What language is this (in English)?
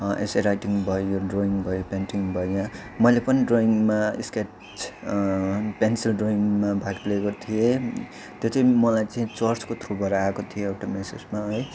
Nepali